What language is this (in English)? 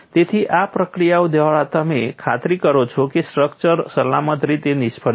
Gujarati